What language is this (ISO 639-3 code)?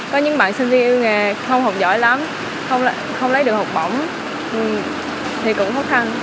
vie